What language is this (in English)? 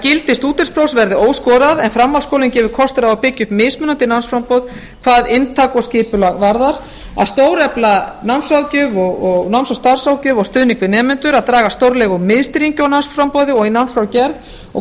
Icelandic